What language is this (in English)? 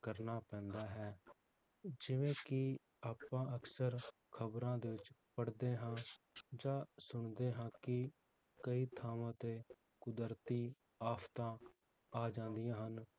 Punjabi